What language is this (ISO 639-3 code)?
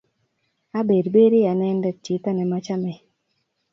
kln